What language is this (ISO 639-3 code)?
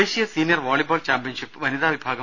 mal